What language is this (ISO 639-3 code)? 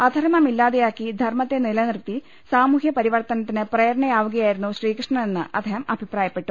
mal